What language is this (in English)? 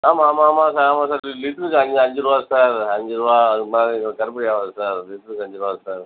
Tamil